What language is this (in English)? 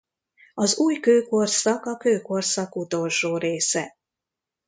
Hungarian